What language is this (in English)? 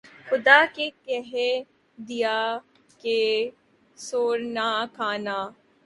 Urdu